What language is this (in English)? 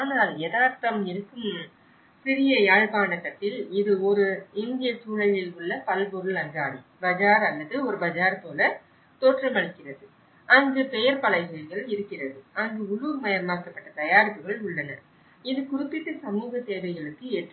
Tamil